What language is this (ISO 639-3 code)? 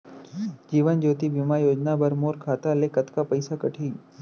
hne